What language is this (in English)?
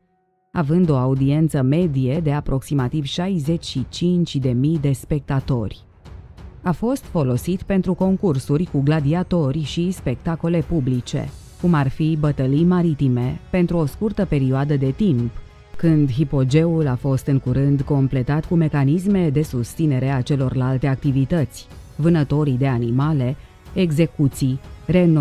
Romanian